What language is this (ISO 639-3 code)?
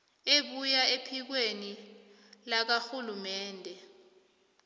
nbl